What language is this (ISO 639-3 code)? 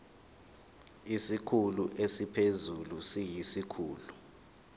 zul